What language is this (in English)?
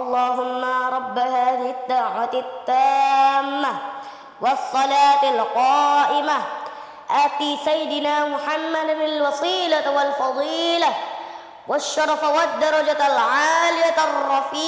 Arabic